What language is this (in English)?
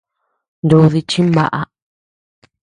Tepeuxila Cuicatec